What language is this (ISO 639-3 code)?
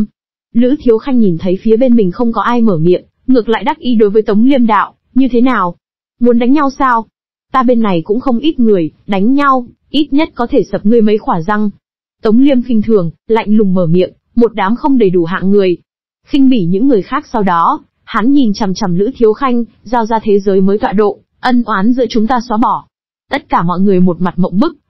vie